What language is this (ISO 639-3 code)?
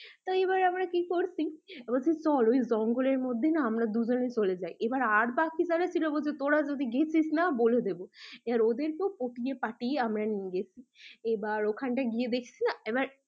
ben